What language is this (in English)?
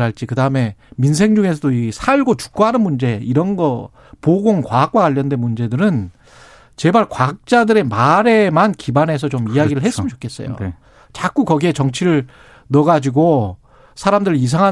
Korean